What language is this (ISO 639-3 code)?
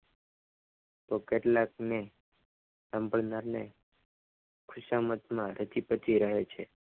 guj